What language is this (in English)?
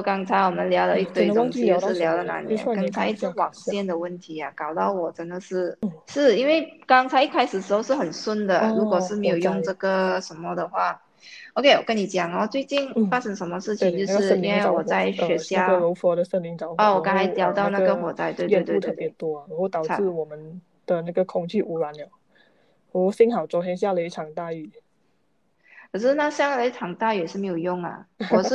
Chinese